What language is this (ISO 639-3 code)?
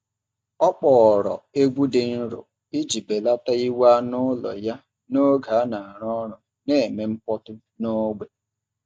ibo